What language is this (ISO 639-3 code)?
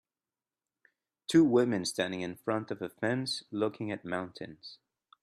eng